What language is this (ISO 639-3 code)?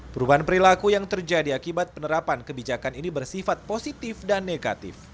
ind